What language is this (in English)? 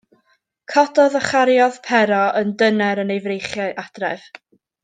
Welsh